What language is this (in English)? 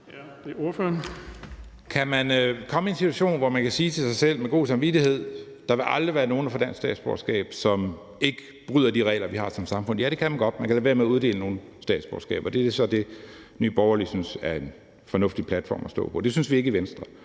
Danish